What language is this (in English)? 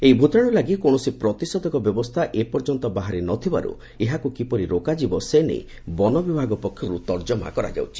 Odia